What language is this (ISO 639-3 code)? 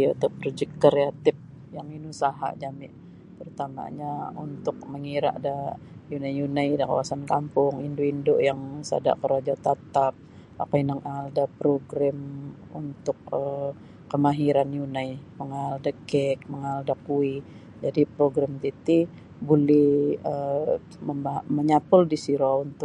bsy